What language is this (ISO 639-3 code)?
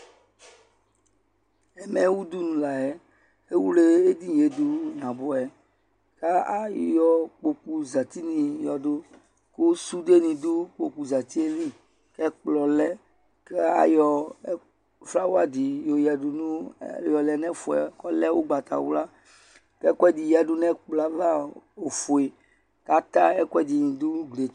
kpo